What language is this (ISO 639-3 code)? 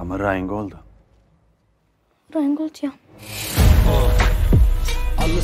deu